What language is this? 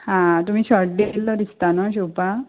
Konkani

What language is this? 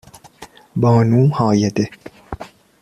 Persian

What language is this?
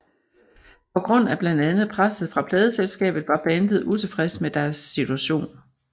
Danish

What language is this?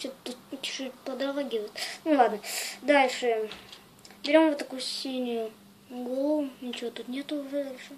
Russian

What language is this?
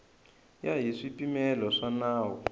Tsonga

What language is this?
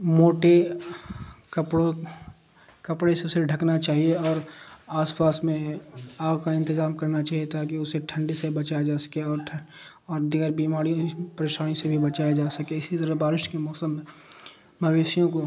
Urdu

